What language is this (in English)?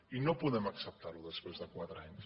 Catalan